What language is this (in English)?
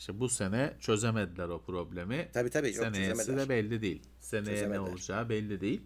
Turkish